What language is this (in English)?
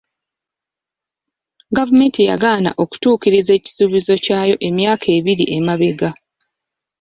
Ganda